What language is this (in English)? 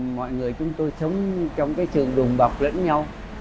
Vietnamese